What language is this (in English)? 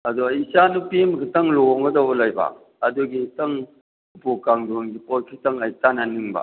Manipuri